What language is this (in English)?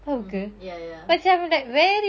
English